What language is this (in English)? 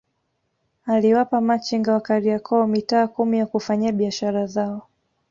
Swahili